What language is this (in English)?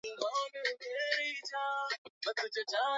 Swahili